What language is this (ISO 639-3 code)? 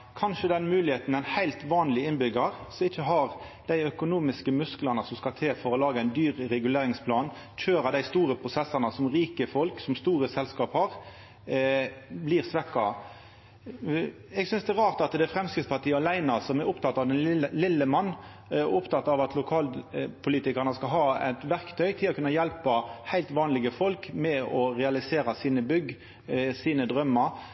nno